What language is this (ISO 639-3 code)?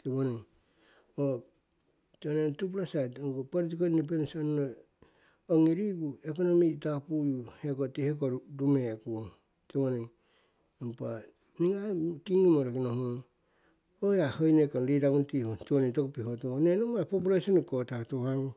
siw